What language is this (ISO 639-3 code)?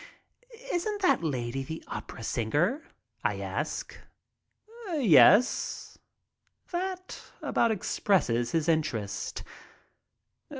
eng